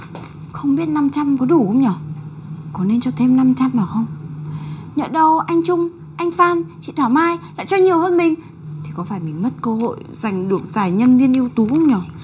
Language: Vietnamese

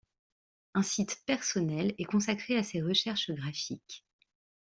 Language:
French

